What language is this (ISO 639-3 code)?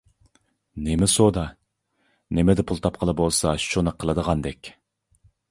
uig